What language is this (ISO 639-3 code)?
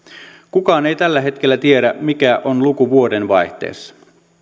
fin